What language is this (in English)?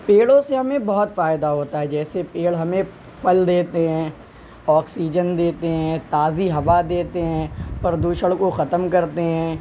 Urdu